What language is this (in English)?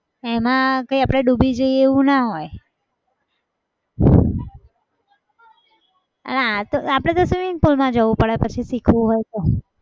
Gujarati